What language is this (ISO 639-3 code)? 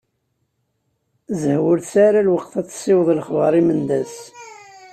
kab